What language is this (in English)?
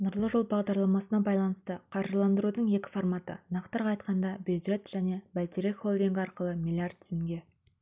Kazakh